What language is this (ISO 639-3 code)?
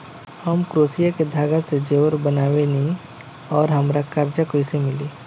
bho